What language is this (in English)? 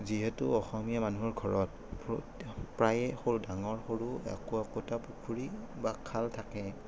Assamese